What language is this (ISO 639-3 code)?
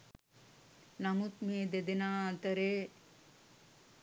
sin